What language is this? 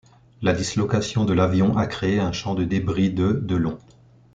French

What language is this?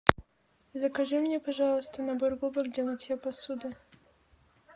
Russian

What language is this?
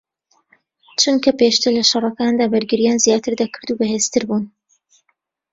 Central Kurdish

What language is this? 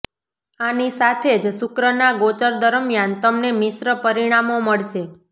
Gujarati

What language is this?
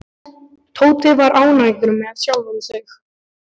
Icelandic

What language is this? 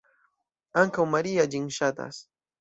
Esperanto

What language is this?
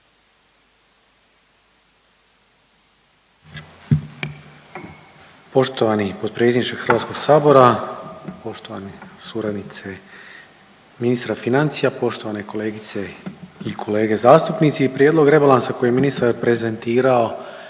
Croatian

